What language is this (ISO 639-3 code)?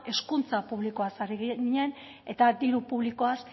eus